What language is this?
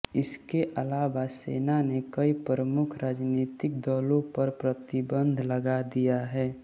Hindi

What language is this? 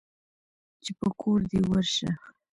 Pashto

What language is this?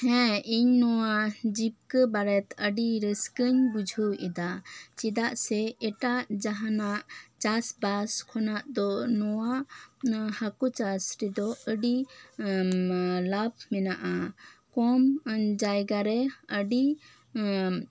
Santali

